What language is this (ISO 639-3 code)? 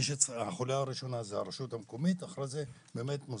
heb